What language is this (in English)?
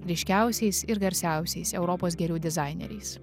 Lithuanian